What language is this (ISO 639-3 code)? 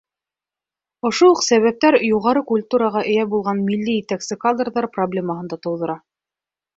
bak